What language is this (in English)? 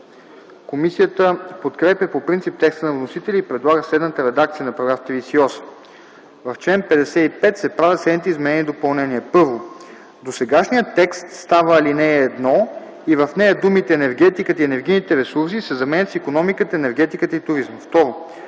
Bulgarian